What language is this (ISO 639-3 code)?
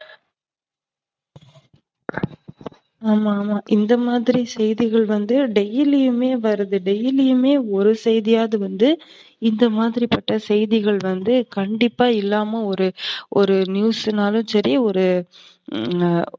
tam